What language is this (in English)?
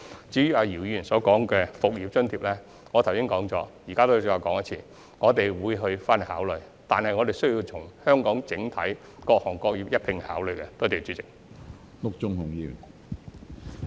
Cantonese